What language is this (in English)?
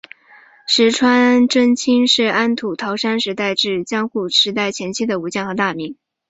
Chinese